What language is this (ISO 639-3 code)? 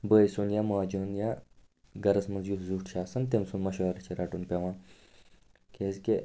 kas